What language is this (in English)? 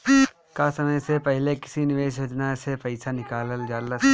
Bhojpuri